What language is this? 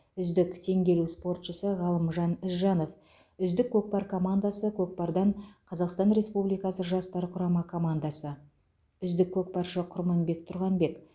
Kazakh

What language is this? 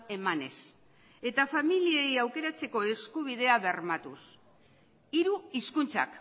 Basque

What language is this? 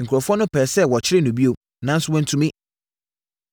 Akan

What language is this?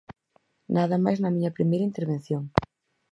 Galician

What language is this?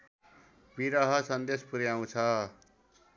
Nepali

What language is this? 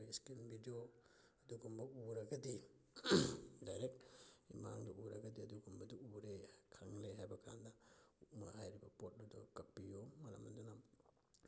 Manipuri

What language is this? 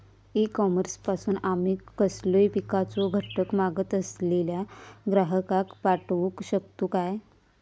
Marathi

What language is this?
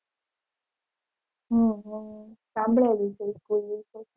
Gujarati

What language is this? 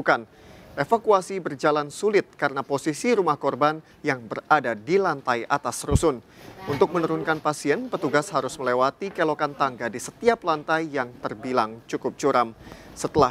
Indonesian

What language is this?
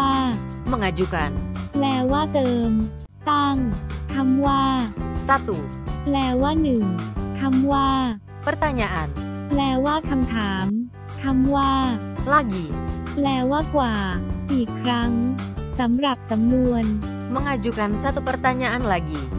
Thai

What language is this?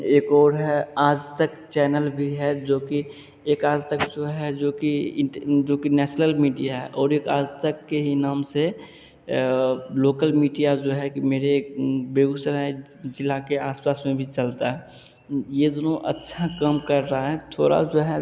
Hindi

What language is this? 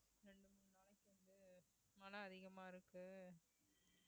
Tamil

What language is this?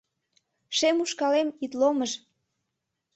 Mari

